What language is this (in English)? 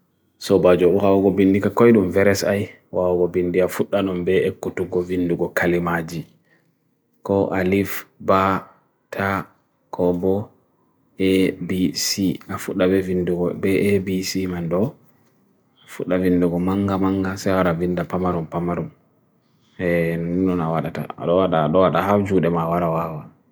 Bagirmi Fulfulde